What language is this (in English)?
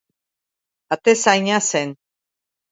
Basque